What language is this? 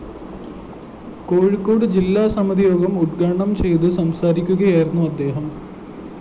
Malayalam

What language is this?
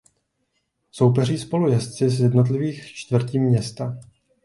Czech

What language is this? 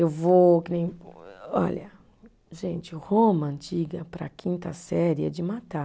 Portuguese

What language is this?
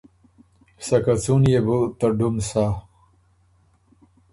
Ormuri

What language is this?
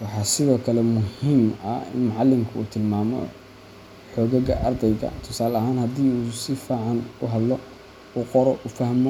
Somali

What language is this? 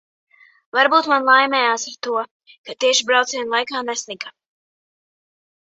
Latvian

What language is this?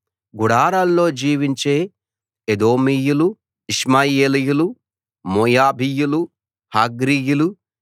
Telugu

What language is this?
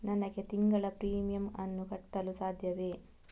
Kannada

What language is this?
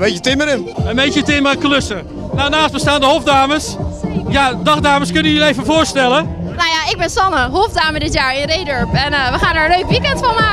Dutch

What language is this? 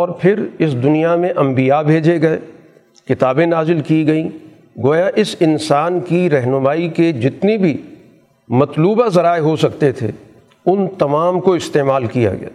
Urdu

